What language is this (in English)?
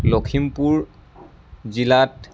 Assamese